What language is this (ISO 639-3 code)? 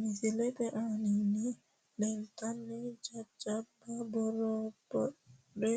sid